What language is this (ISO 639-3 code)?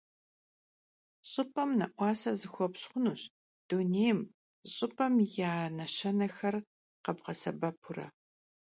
kbd